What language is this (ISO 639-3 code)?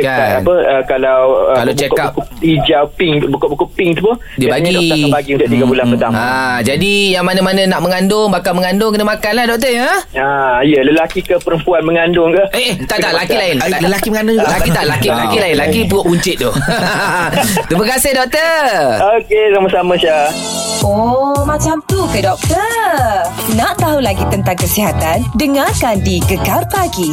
msa